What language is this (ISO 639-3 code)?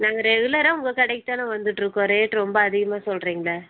tam